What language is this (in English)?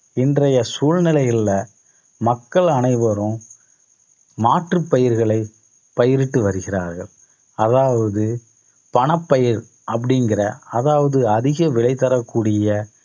Tamil